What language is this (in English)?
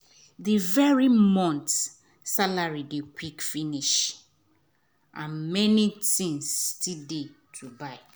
Nigerian Pidgin